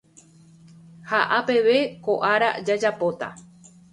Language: Guarani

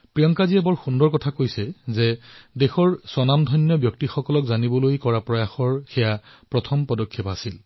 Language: Assamese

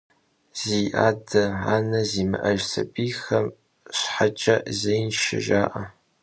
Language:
Kabardian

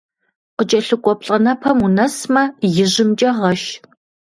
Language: Kabardian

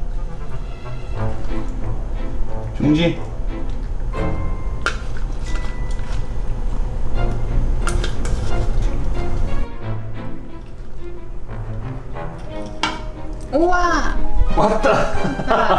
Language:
Korean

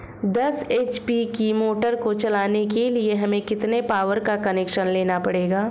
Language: Hindi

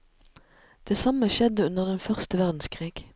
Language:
Norwegian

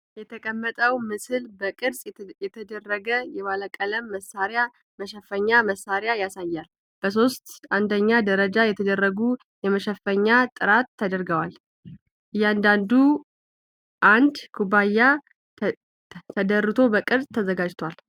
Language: Amharic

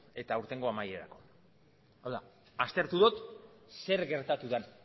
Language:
Basque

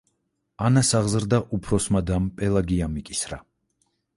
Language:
Georgian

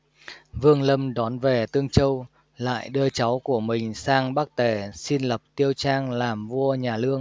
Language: Vietnamese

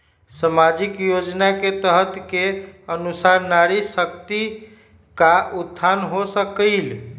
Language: Magahi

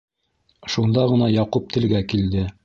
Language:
Bashkir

